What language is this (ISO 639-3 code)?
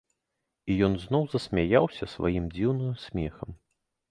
bel